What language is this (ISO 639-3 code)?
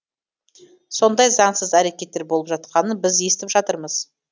kaz